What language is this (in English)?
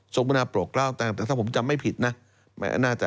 Thai